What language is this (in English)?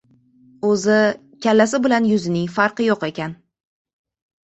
Uzbek